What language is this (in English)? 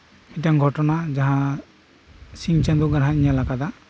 Santali